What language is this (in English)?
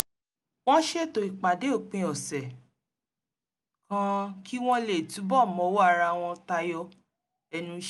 Yoruba